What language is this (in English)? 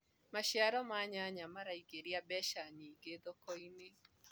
Kikuyu